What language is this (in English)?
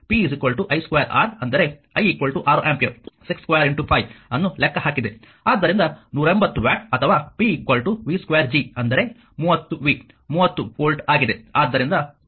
Kannada